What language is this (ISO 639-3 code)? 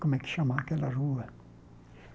por